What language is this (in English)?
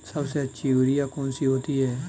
Hindi